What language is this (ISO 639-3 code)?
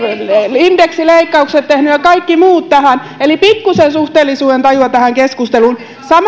fin